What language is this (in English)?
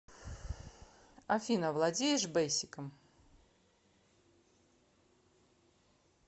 Russian